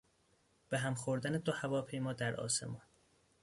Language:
Persian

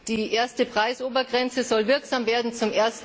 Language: German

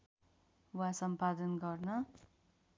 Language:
Nepali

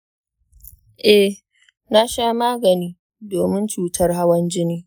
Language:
Hausa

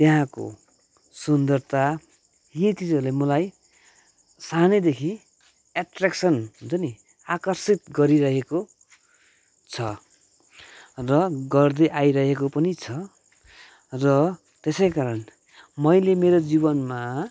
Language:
Nepali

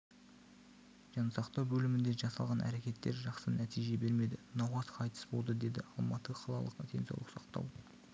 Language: Kazakh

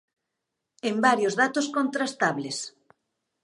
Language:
Galician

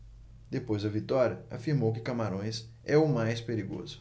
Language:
Portuguese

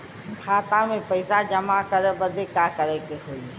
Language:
Bhojpuri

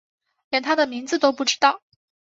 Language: Chinese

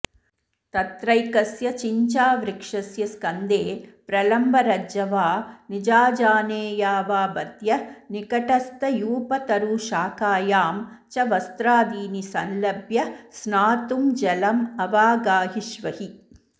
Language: Sanskrit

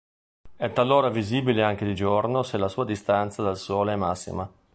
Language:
Italian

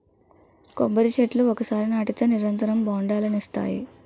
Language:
Telugu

